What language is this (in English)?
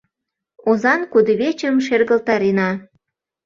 Mari